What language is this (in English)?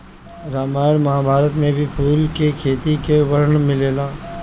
Bhojpuri